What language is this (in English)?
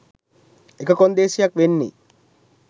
Sinhala